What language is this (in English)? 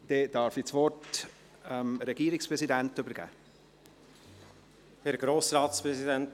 Swiss German